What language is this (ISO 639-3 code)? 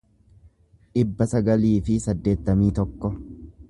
orm